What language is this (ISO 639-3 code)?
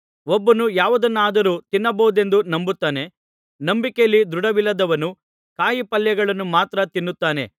kan